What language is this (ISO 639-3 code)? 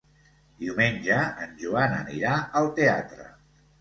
cat